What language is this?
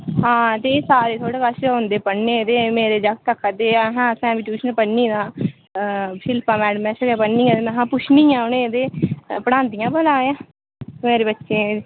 Dogri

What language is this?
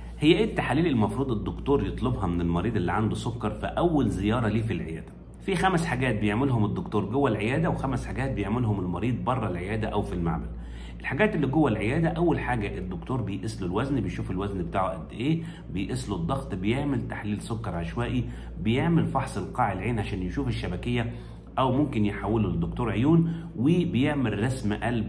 Arabic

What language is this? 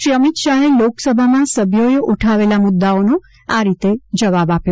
Gujarati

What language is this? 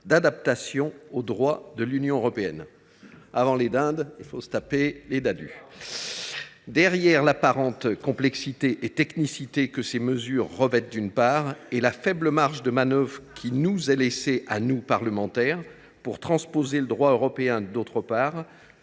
French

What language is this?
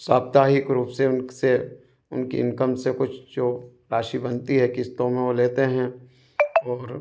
Hindi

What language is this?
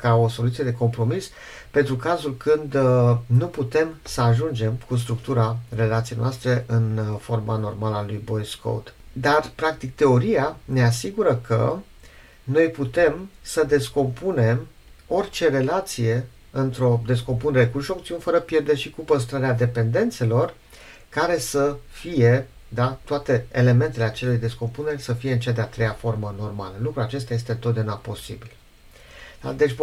Romanian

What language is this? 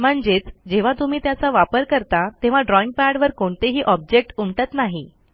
Marathi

